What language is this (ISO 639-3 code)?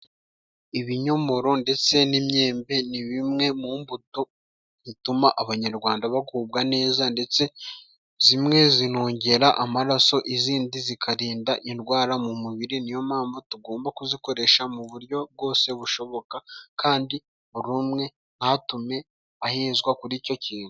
kin